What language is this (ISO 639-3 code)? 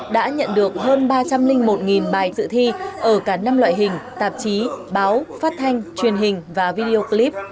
vie